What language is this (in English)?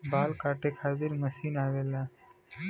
Bhojpuri